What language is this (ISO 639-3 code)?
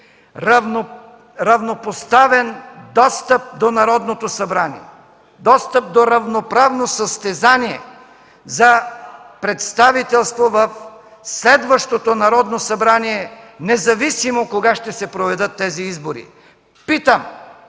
bul